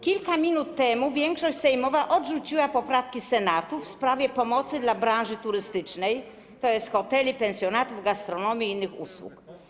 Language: Polish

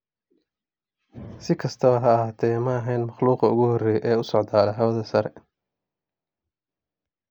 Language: Somali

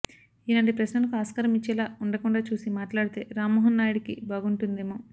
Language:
Telugu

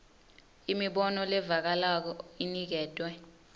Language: Swati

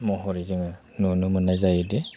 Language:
Bodo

